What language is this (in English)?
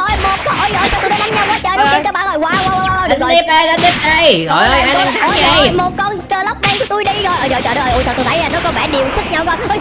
Vietnamese